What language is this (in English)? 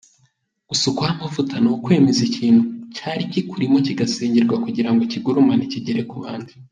Kinyarwanda